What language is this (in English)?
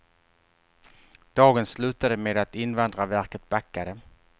Swedish